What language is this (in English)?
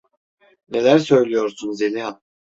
Turkish